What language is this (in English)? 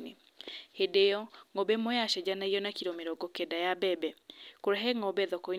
Kikuyu